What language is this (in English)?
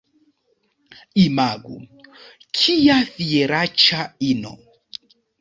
Esperanto